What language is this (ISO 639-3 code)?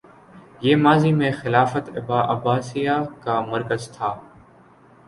urd